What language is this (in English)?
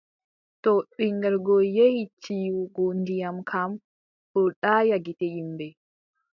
Adamawa Fulfulde